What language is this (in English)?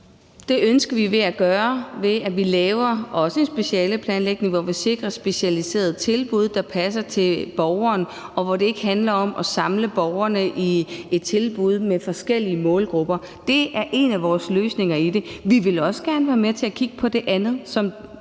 Danish